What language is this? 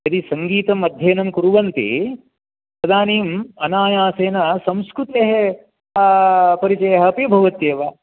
Sanskrit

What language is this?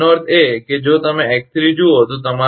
Gujarati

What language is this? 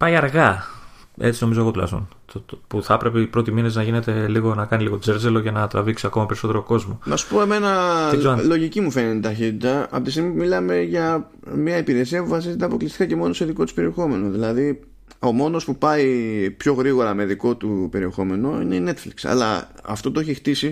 Greek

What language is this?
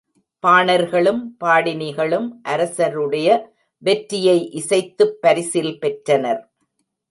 Tamil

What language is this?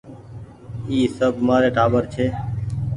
Goaria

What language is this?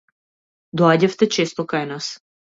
Macedonian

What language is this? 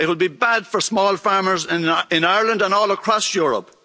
English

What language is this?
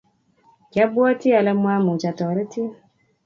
Kalenjin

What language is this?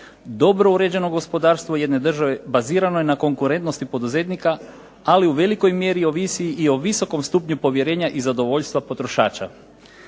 Croatian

